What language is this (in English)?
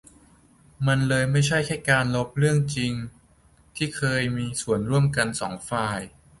Thai